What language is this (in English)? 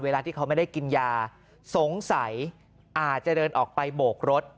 Thai